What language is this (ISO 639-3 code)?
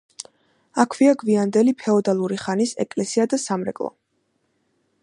kat